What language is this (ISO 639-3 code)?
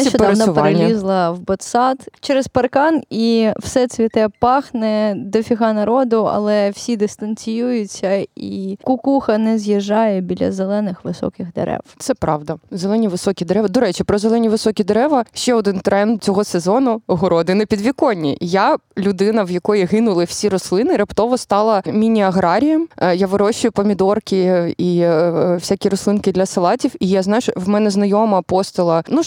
ukr